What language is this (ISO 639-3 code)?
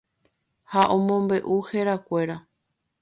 grn